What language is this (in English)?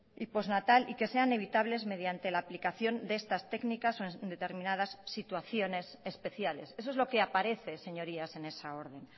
Spanish